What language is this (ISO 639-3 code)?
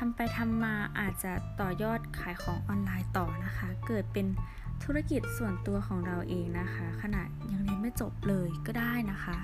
tha